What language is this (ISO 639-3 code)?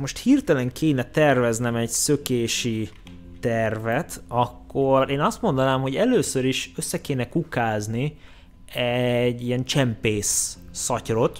hun